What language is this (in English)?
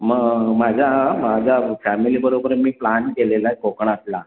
Marathi